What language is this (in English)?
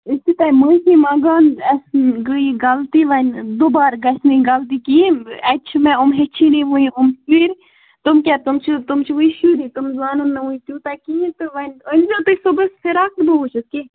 Kashmiri